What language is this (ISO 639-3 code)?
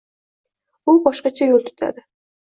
uzb